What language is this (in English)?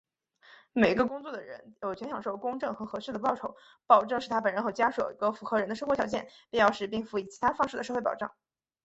Chinese